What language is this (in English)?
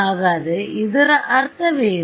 Kannada